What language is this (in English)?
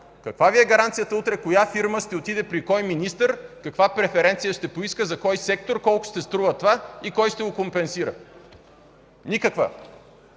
Bulgarian